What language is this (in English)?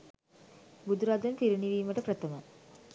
Sinhala